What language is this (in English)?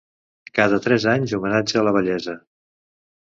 Catalan